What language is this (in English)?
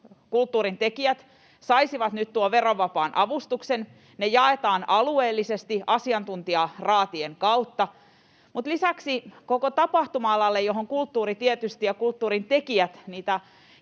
Finnish